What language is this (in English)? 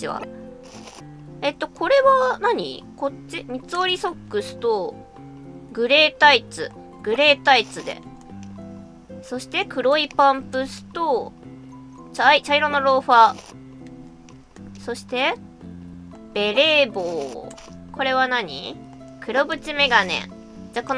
Japanese